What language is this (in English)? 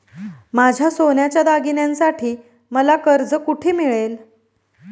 Marathi